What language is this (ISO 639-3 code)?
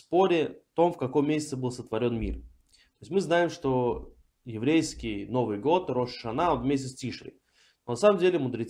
rus